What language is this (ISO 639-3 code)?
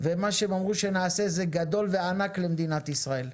heb